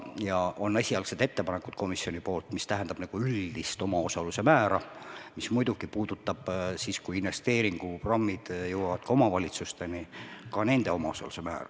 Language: Estonian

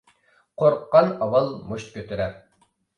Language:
Uyghur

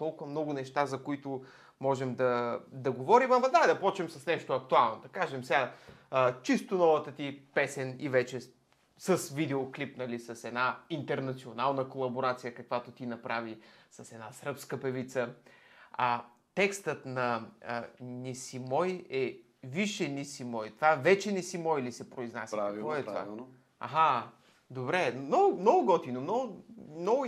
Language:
Bulgarian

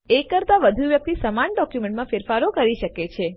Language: Gujarati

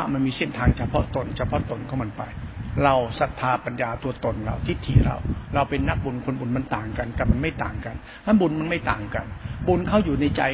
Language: Thai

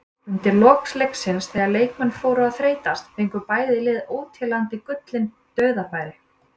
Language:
Icelandic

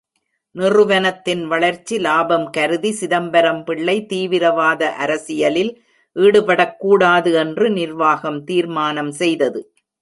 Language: Tamil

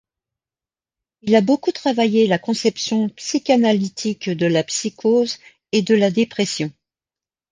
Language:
French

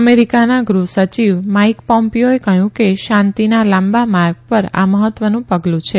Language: Gujarati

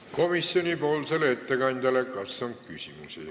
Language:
Estonian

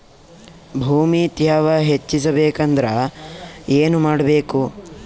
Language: Kannada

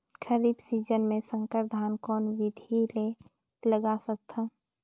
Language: Chhattisgarhi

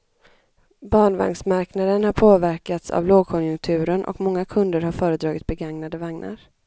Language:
Swedish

